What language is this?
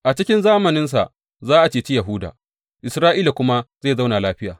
Hausa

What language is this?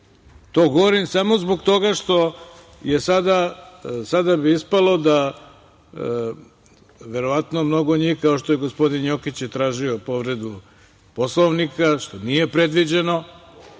Serbian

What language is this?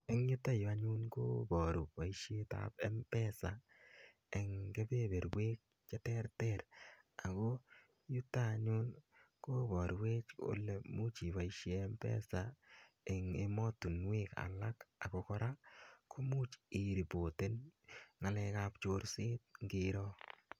Kalenjin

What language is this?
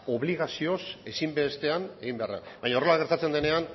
Basque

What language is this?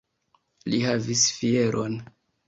Esperanto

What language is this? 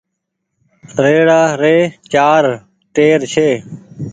Goaria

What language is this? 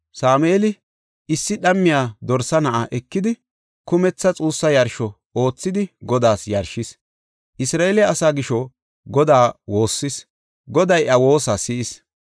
Gofa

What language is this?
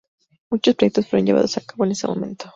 Spanish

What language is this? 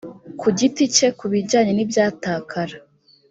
Kinyarwanda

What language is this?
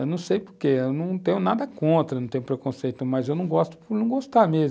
Portuguese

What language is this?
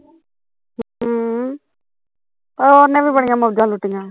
Punjabi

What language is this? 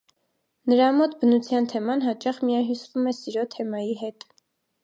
Armenian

